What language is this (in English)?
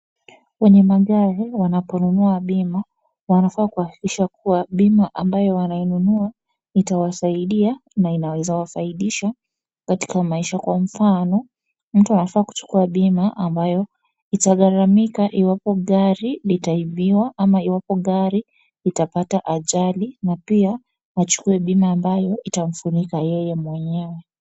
Swahili